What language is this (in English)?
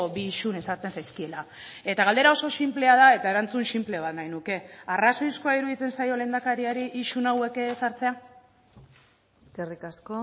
Basque